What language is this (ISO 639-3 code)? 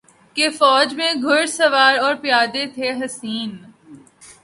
urd